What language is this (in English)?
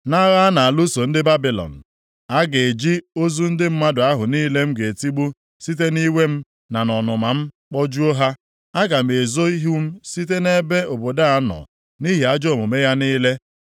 Igbo